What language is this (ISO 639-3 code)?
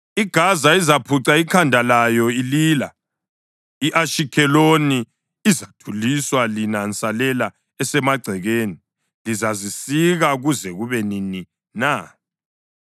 nde